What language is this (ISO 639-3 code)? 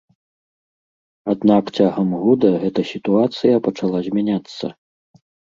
bel